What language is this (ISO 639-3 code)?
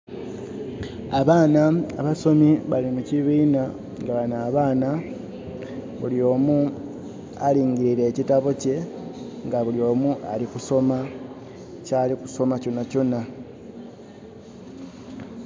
xog